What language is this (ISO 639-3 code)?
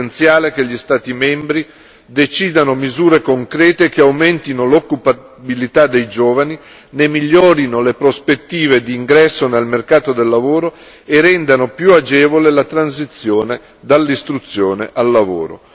ita